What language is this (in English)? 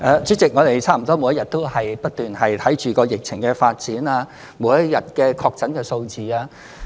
Cantonese